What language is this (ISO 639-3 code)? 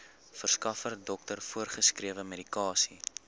afr